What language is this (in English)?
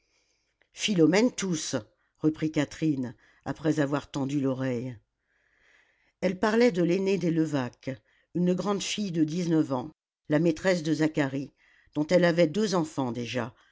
French